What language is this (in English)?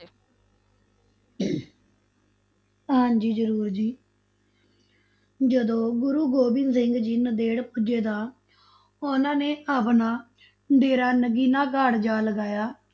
Punjabi